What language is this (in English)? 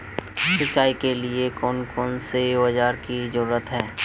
Magahi